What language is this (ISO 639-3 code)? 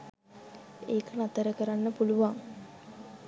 sin